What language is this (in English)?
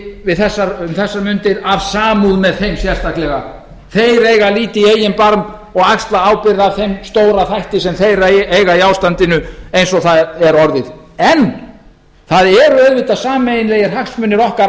Icelandic